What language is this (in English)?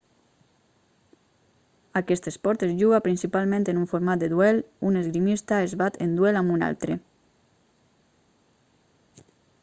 Catalan